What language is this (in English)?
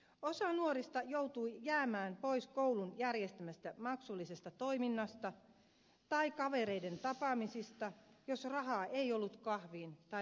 Finnish